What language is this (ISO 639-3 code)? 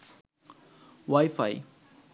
ben